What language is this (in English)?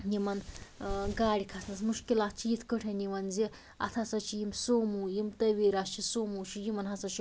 Kashmiri